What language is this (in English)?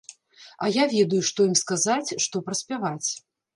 Belarusian